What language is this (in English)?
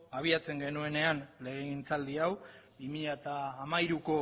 Basque